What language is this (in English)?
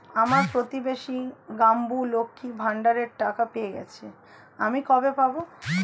Bangla